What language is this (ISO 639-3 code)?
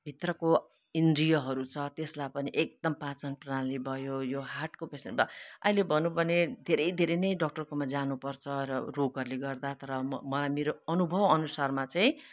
nep